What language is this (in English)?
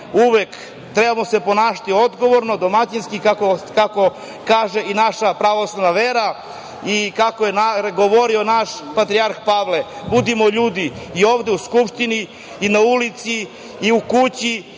Serbian